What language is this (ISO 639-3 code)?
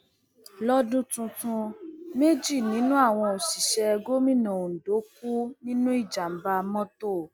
yor